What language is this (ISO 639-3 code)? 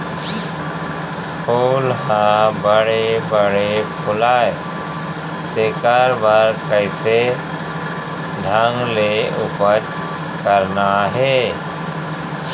hne